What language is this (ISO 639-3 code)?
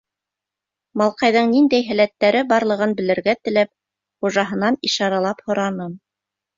bak